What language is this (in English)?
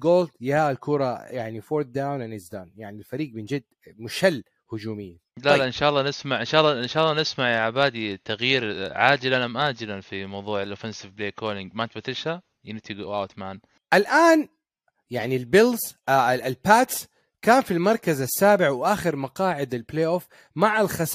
Arabic